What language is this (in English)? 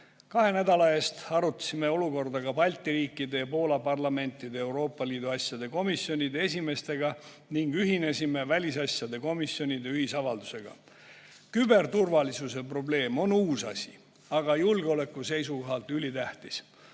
Estonian